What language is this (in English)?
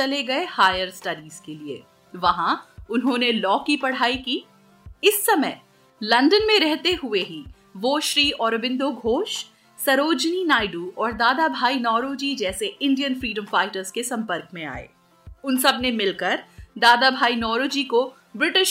Hindi